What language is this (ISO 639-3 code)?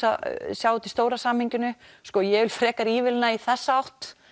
isl